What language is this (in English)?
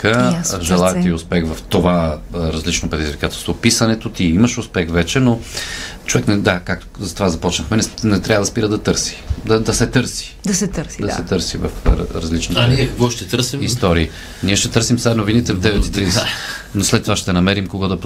Bulgarian